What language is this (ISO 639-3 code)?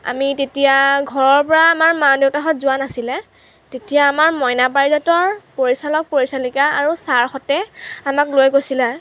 asm